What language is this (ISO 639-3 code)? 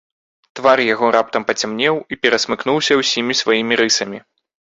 bel